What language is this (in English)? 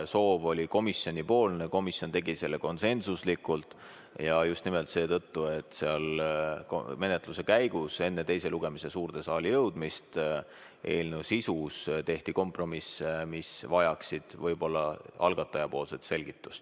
Estonian